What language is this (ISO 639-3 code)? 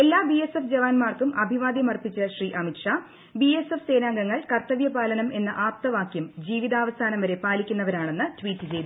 mal